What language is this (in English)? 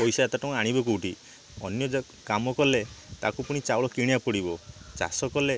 Odia